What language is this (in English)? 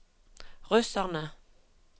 Norwegian